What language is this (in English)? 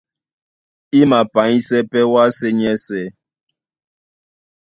Duala